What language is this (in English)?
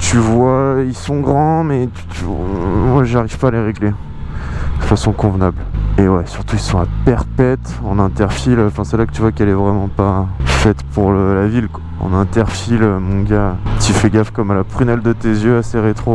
French